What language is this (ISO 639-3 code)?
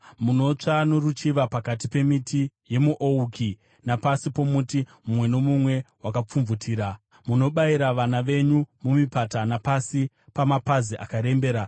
sna